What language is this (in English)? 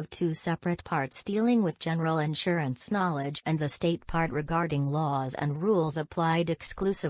English